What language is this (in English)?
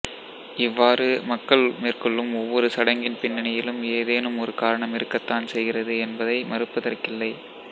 Tamil